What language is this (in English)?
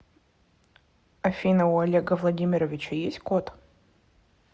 Russian